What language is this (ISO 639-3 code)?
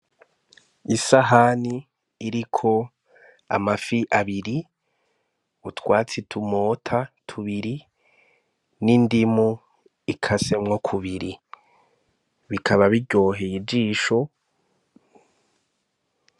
run